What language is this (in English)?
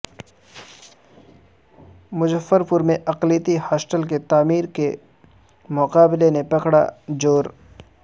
Urdu